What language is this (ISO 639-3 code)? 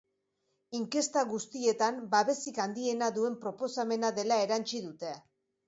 eus